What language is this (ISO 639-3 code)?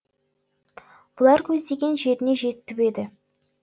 kaz